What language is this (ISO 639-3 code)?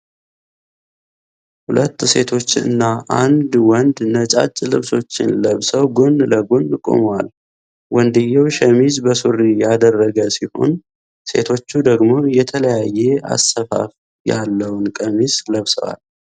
amh